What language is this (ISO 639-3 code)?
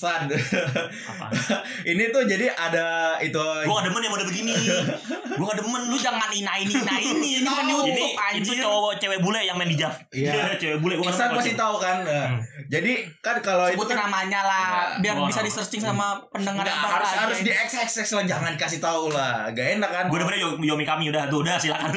ind